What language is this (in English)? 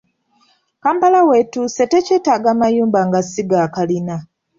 Ganda